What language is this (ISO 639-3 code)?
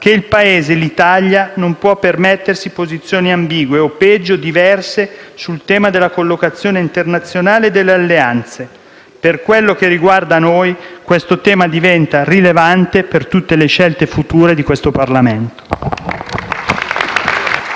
ita